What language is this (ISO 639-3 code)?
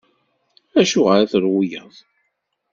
kab